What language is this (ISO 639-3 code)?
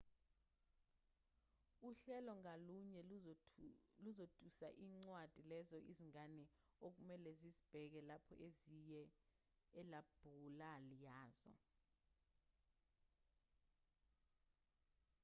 zul